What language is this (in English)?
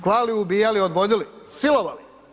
Croatian